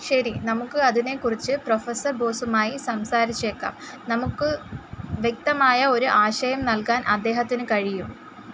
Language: Malayalam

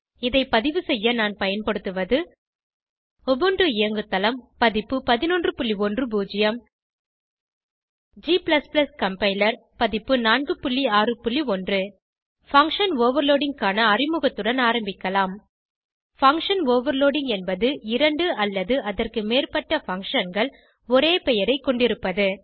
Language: Tamil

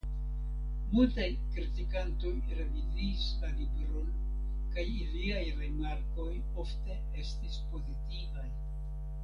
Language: Esperanto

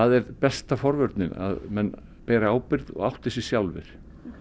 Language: Icelandic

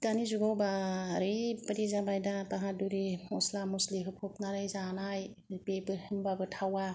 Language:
Bodo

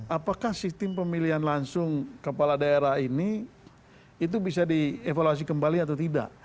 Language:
Indonesian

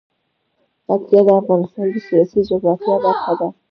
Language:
Pashto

